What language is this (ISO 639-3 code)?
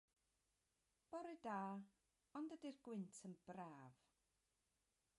cym